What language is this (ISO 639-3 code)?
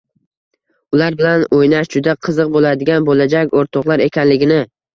uzb